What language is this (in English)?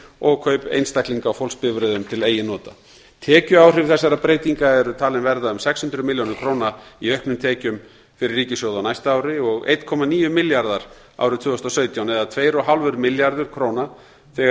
Icelandic